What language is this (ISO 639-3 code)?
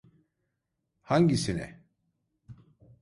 tur